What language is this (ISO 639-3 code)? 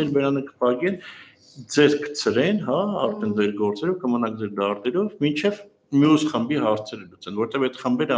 ron